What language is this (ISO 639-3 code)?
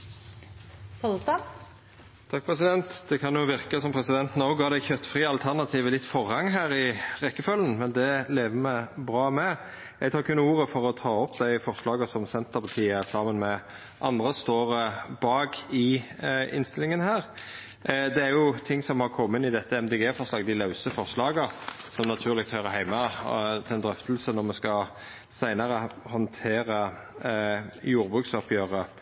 nno